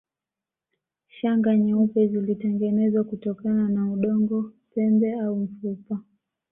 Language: Swahili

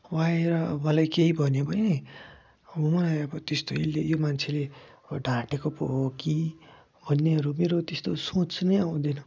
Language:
Nepali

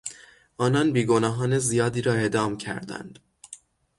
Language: Persian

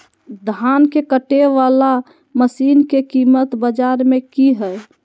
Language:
Magahi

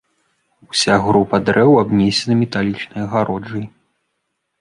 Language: Belarusian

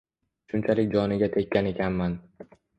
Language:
Uzbek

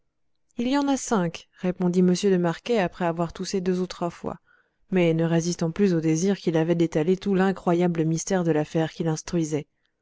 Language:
French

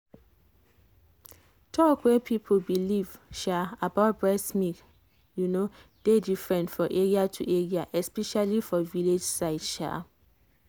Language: Nigerian Pidgin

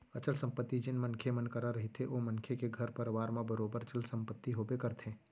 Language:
Chhattisgarhi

